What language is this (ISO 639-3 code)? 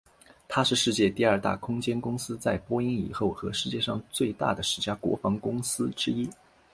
zho